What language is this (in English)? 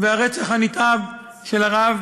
Hebrew